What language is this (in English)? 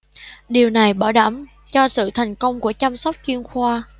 Vietnamese